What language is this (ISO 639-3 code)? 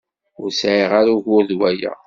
kab